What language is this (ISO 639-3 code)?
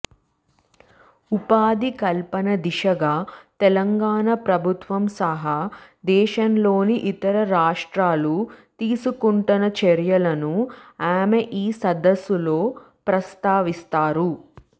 tel